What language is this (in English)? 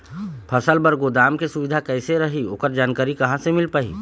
Chhattisgarhi